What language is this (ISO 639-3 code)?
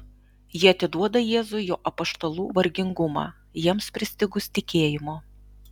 lit